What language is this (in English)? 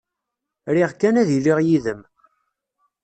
Kabyle